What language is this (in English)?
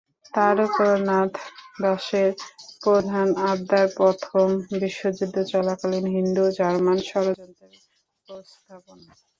Bangla